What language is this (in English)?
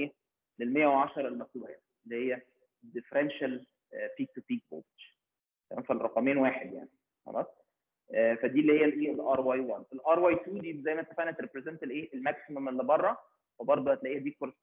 Arabic